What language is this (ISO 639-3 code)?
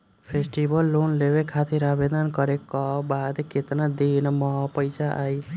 bho